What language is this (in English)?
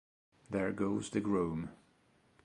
Italian